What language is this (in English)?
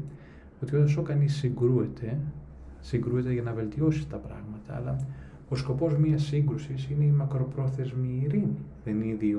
Greek